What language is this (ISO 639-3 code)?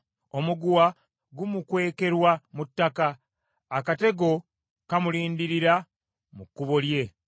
lug